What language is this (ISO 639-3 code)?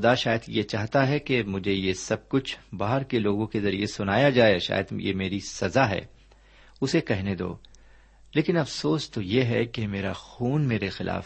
urd